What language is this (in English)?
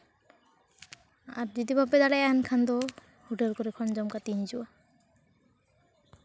Santali